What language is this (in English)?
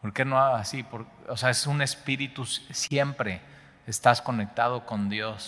Spanish